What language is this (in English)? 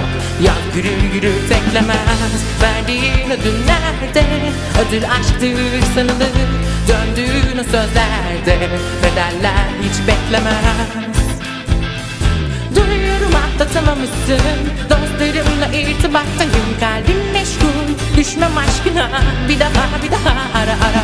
Turkish